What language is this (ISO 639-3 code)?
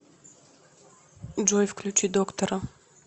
rus